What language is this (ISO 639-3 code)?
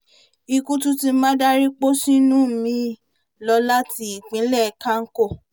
yor